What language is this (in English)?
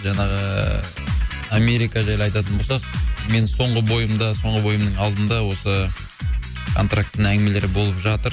Kazakh